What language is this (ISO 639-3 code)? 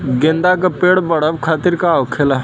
bho